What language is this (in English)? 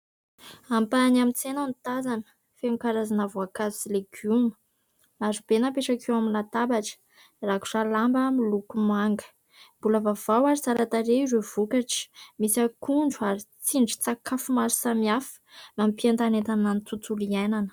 Malagasy